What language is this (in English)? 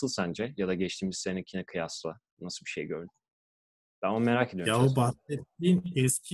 Turkish